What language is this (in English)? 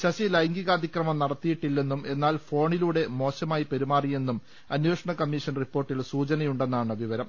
Malayalam